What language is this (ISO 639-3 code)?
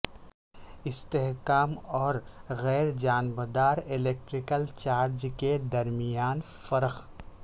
urd